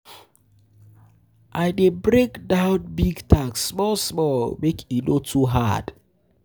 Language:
Nigerian Pidgin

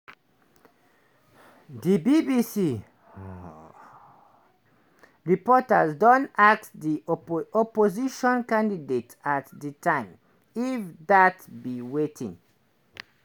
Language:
Nigerian Pidgin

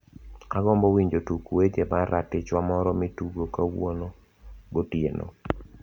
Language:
Luo (Kenya and Tanzania)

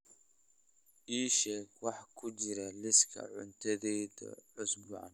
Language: Somali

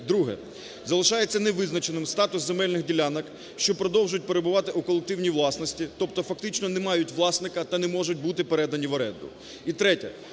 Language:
Ukrainian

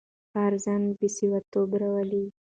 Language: Pashto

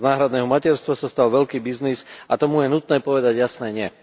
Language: Slovak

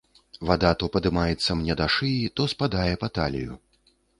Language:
Belarusian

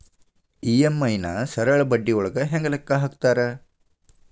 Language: Kannada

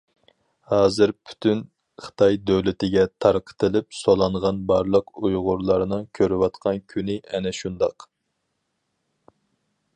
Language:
Uyghur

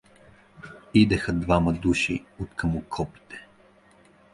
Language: Bulgarian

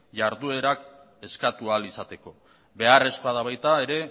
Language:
Basque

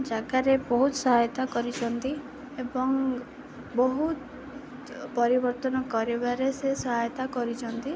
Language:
Odia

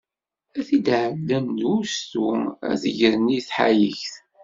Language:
Kabyle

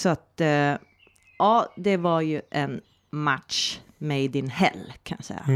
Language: Swedish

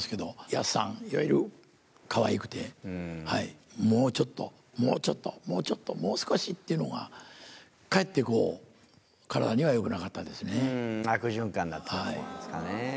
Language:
Japanese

